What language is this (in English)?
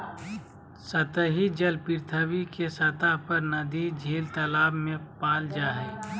Magahi